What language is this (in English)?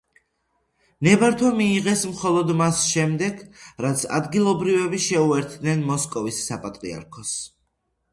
Georgian